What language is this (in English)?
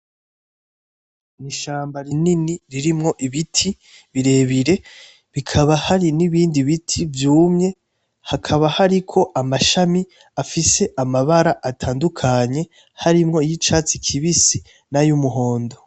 Rundi